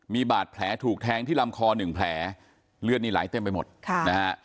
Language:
Thai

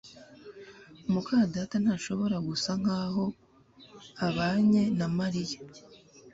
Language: Kinyarwanda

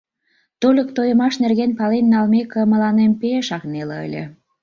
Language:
Mari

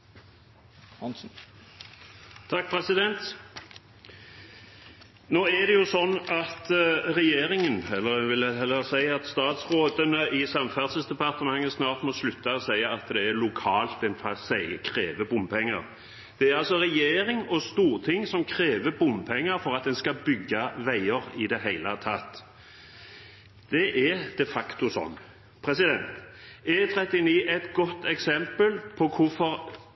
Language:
Norwegian Bokmål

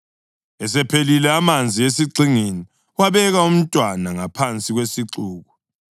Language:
North Ndebele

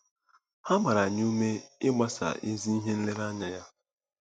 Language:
Igbo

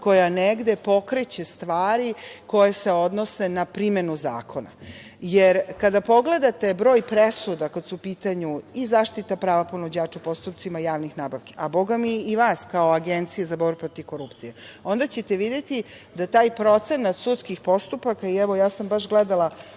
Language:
Serbian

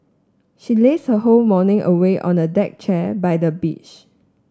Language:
English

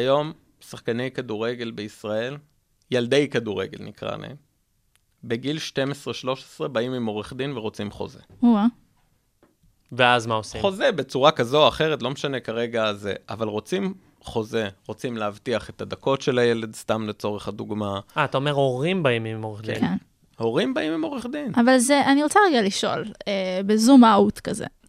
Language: Hebrew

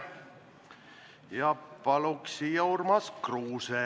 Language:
Estonian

